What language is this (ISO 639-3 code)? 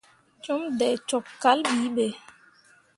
mua